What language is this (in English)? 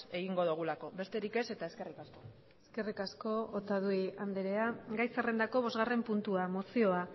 Basque